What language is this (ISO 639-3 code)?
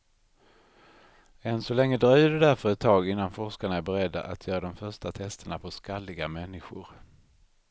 swe